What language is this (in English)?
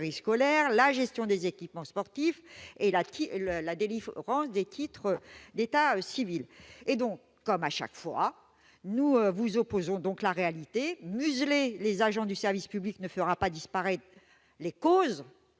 French